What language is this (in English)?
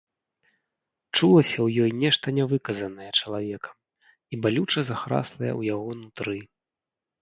Belarusian